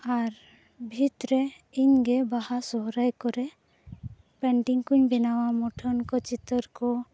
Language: Santali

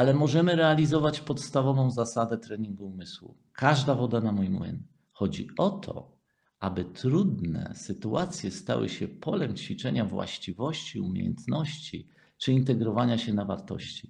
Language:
Polish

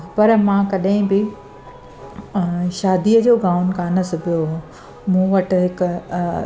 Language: Sindhi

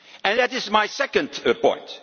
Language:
English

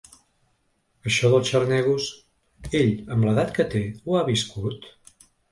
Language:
Catalan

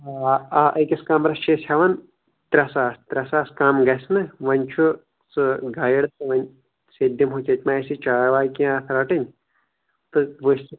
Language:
Kashmiri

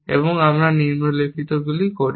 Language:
Bangla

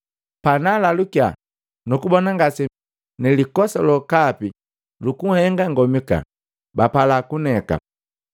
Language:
Matengo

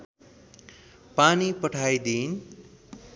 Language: Nepali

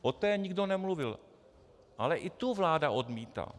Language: Czech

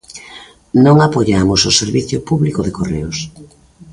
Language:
Galician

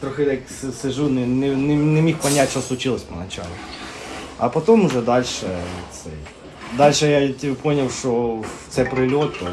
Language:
Ukrainian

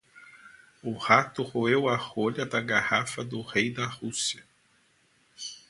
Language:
Portuguese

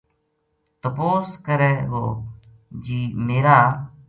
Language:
Gujari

